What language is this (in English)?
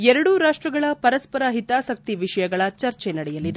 Kannada